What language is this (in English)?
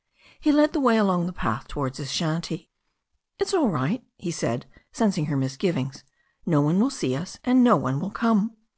English